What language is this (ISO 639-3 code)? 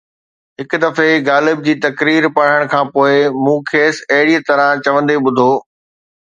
snd